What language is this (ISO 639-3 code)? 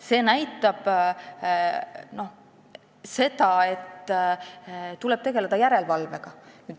est